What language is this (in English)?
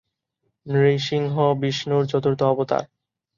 Bangla